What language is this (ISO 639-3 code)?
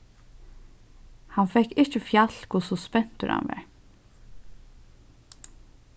fao